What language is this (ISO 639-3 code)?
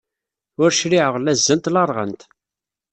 kab